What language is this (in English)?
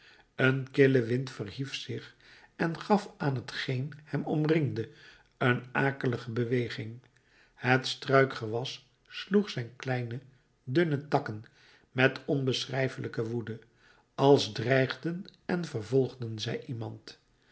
Dutch